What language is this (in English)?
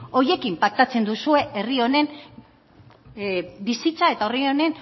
Basque